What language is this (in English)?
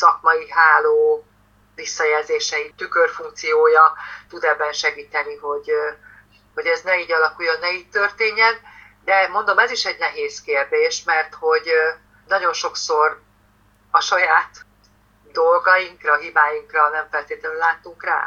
Hungarian